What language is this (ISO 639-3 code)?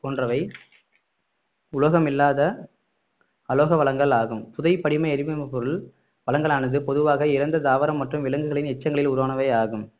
tam